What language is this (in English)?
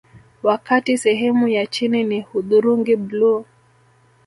Swahili